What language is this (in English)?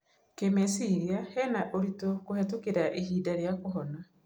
Kikuyu